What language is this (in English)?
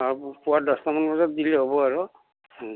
Assamese